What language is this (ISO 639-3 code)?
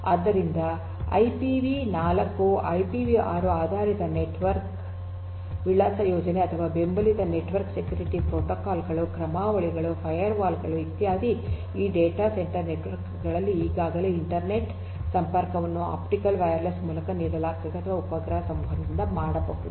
kan